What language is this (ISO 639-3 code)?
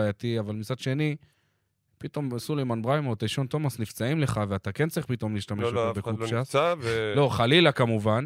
heb